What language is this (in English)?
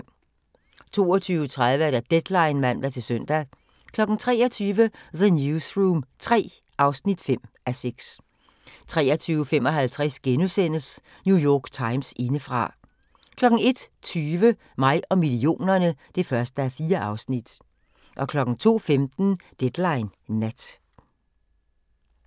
Danish